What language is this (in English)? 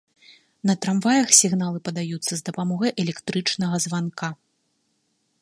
Belarusian